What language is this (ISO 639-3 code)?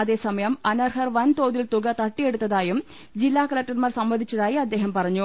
mal